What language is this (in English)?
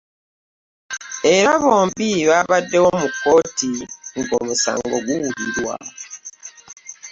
Ganda